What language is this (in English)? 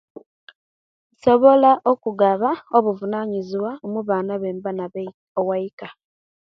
Kenyi